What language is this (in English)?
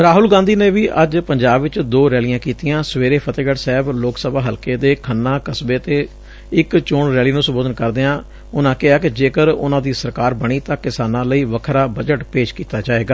Punjabi